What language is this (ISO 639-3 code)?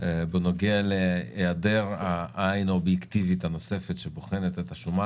heb